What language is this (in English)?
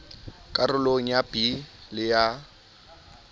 Southern Sotho